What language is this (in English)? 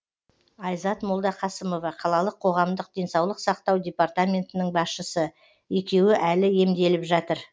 Kazakh